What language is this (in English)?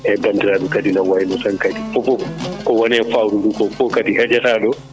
Fula